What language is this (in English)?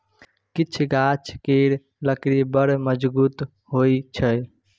Maithili